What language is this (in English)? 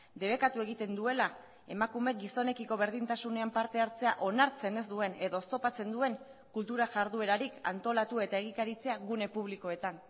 Basque